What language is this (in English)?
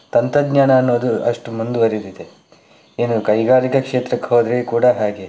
Kannada